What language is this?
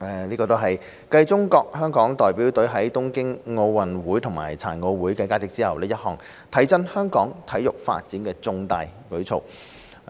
Cantonese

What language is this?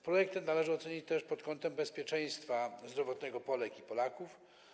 Polish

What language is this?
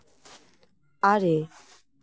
Santali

